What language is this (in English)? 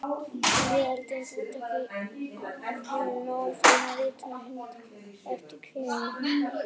Icelandic